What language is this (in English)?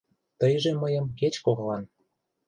Mari